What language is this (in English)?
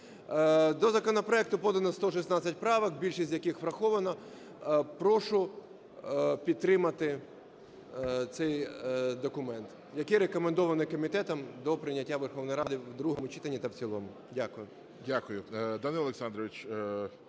Ukrainian